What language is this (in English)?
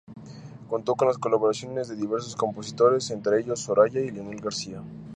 Spanish